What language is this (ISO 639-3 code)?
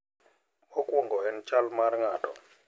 luo